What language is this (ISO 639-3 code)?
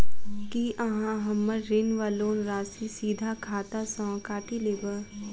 mai